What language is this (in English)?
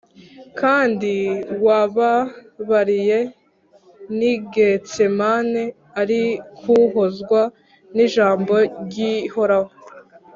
Kinyarwanda